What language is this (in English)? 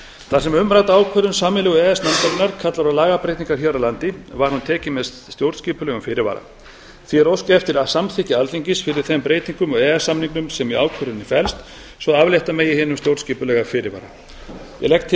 Icelandic